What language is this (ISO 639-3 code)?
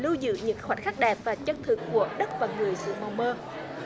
vie